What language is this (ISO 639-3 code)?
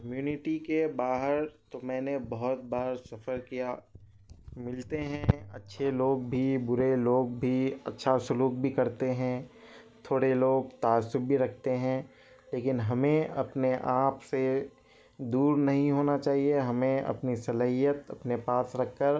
urd